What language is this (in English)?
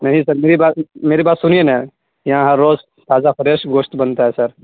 Urdu